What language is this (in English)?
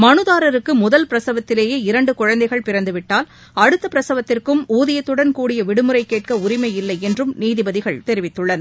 Tamil